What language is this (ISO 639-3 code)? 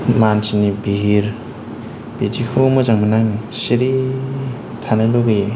brx